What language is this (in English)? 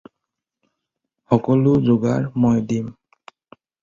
Assamese